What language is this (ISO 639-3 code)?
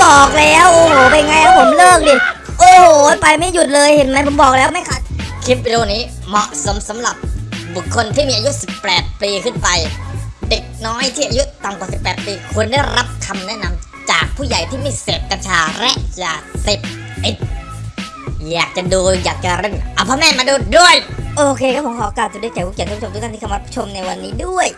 tha